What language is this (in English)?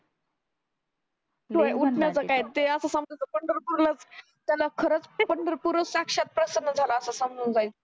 Marathi